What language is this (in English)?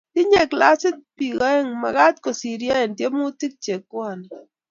Kalenjin